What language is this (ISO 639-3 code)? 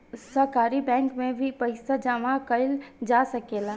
bho